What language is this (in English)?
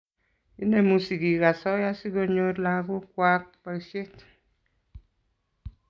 Kalenjin